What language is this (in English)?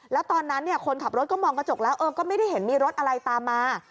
Thai